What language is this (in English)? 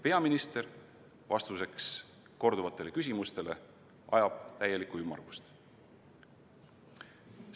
Estonian